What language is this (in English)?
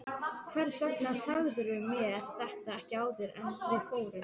Icelandic